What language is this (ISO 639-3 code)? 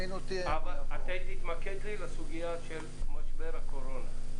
heb